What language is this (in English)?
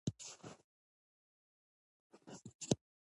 Pashto